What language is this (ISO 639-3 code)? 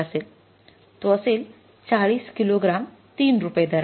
mar